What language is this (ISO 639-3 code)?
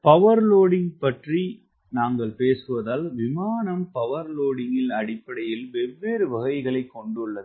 tam